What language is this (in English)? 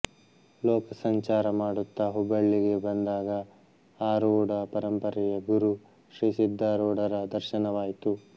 Kannada